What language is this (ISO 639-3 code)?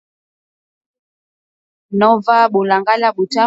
swa